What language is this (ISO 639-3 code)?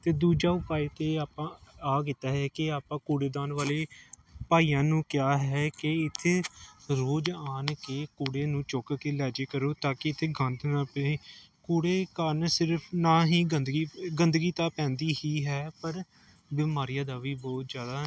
pan